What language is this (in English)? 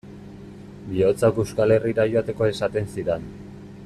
Basque